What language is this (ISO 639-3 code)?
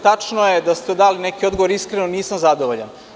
srp